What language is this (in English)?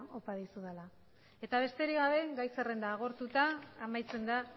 Basque